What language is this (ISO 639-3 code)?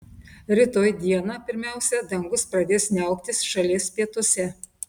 lit